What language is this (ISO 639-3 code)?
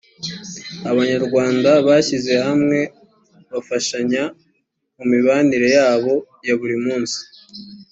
kin